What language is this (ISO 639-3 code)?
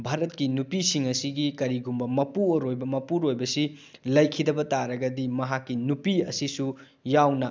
mni